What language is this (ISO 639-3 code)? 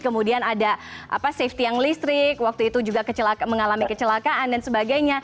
ind